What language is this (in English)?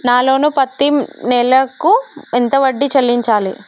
Telugu